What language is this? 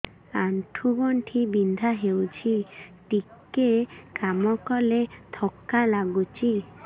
Odia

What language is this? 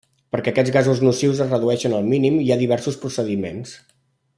Catalan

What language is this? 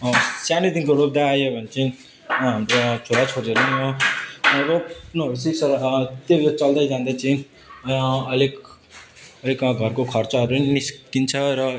Nepali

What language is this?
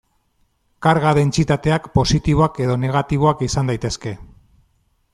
Basque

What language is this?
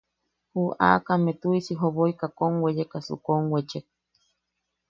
Yaqui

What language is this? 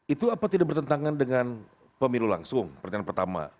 Indonesian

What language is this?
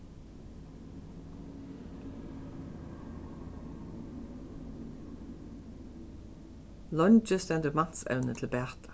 Faroese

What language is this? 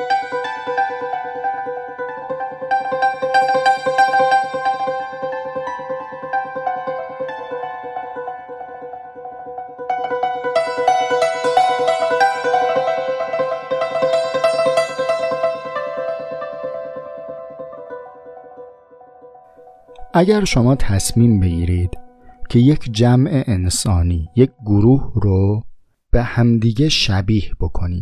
Persian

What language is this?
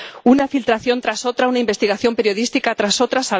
Spanish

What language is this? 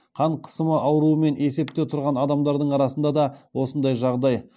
Kazakh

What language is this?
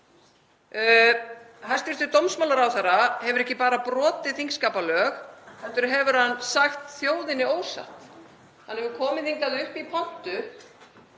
Icelandic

